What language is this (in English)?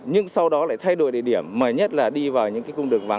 Vietnamese